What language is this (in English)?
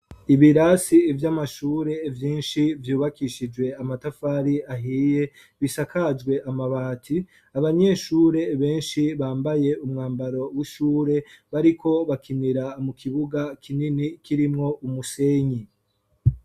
Rundi